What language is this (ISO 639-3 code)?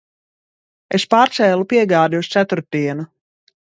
lav